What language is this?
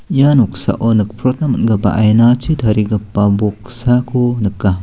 Garo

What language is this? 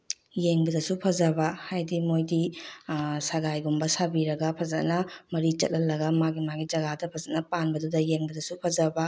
Manipuri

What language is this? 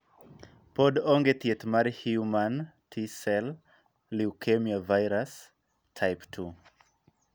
Luo (Kenya and Tanzania)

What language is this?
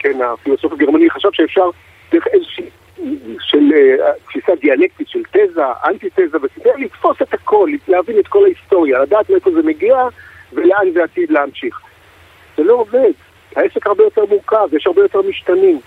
Hebrew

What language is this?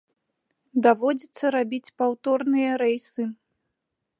Belarusian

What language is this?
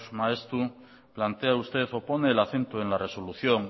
Spanish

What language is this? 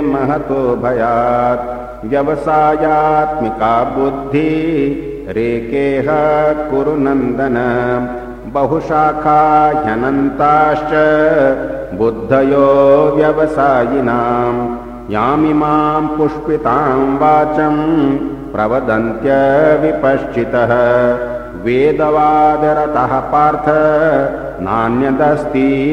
Hindi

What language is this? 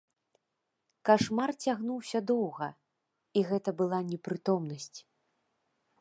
Belarusian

